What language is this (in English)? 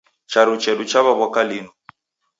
Taita